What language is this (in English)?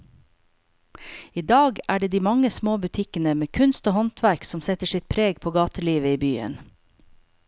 Norwegian